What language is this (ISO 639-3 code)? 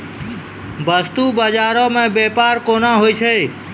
mai